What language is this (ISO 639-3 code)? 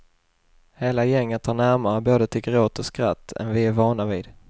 swe